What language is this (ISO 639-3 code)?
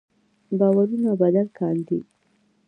pus